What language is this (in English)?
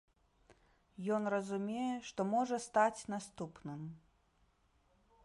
Belarusian